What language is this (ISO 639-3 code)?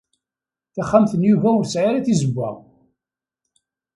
kab